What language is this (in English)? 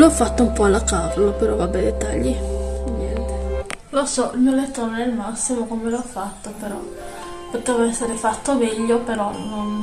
Italian